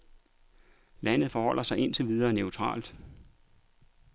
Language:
Danish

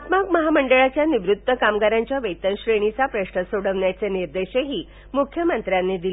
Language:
Marathi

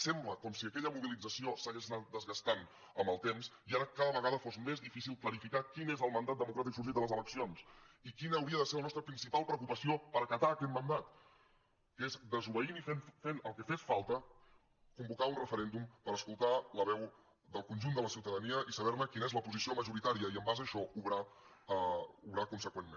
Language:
Catalan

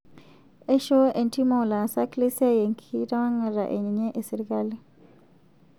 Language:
Masai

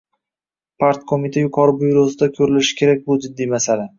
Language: Uzbek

